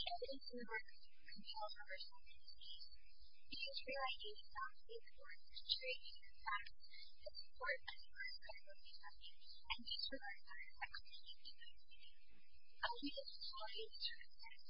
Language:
English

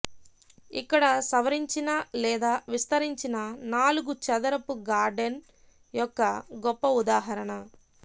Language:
Telugu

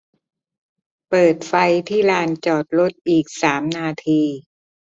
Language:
Thai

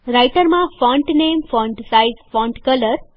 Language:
Gujarati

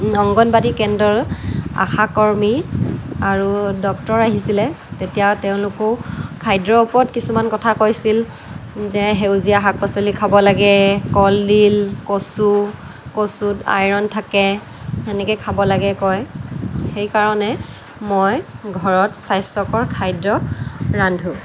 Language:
Assamese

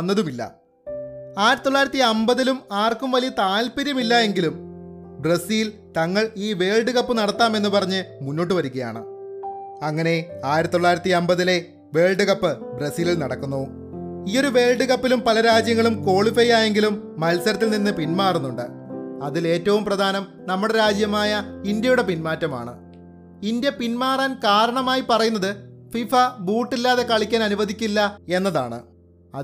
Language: Malayalam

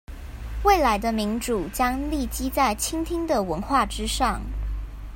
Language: Chinese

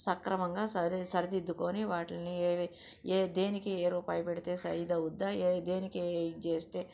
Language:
Telugu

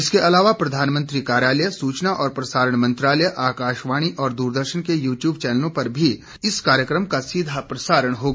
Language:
Hindi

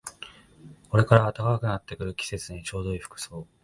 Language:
Japanese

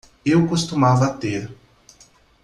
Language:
Portuguese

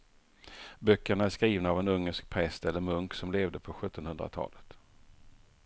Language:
Swedish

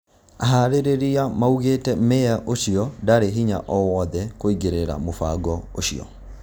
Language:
Kikuyu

